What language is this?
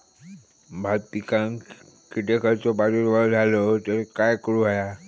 Marathi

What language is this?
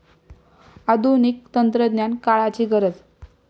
Marathi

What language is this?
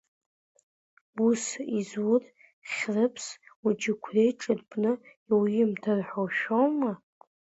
Abkhazian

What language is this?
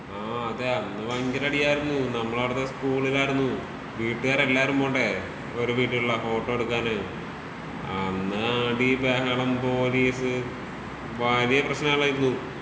Malayalam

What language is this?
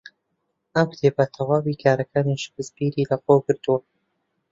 Central Kurdish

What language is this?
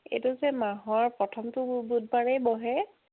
Assamese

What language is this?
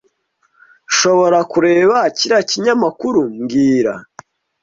Kinyarwanda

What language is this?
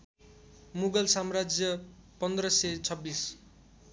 Nepali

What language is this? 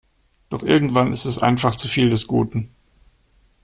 German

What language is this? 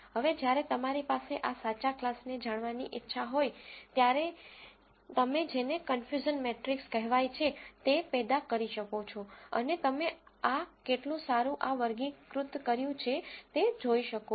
Gujarati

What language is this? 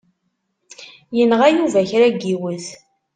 Kabyle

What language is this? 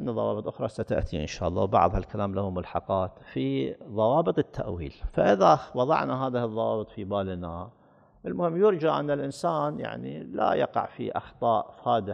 Arabic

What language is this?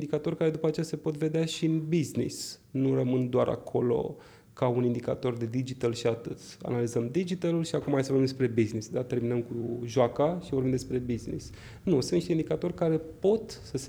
Romanian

